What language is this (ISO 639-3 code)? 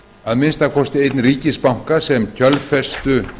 isl